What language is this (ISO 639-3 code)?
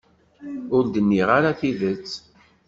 kab